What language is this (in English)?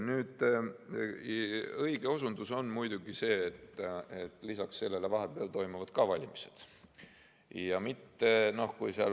Estonian